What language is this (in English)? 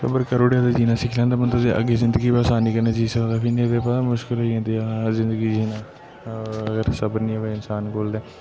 Dogri